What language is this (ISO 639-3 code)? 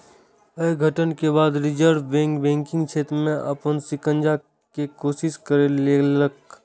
mai